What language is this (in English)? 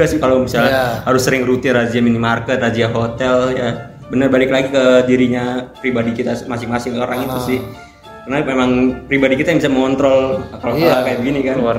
Indonesian